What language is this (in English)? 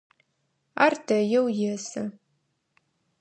Adyghe